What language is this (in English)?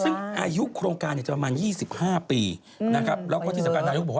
Thai